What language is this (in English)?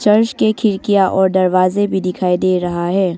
Hindi